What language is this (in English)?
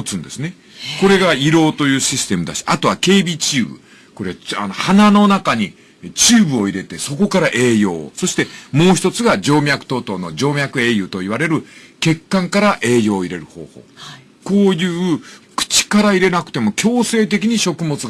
Japanese